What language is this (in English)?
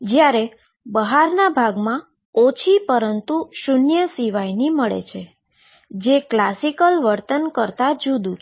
Gujarati